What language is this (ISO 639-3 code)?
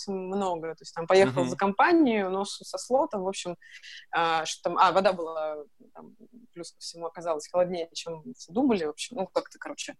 rus